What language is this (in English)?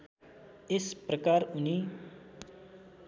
Nepali